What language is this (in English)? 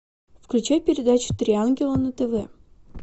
Russian